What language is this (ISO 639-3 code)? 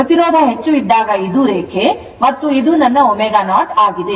kan